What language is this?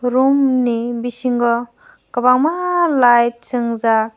Kok Borok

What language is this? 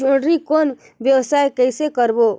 Chhattisgarhi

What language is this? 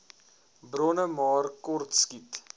Afrikaans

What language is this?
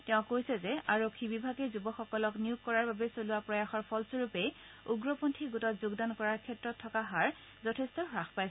Assamese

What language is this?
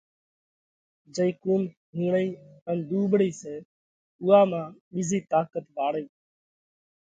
Parkari Koli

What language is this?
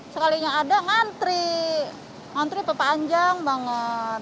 Indonesian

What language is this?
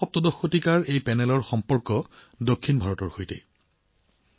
Assamese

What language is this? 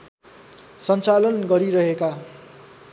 Nepali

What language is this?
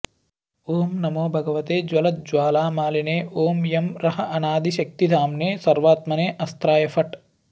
Sanskrit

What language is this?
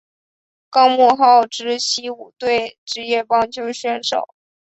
Chinese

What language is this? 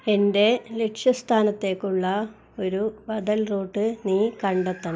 Malayalam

